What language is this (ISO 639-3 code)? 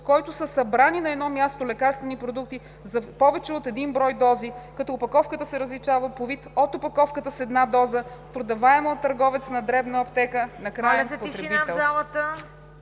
bul